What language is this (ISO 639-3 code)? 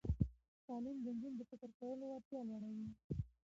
pus